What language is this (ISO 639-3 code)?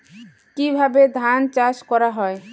ben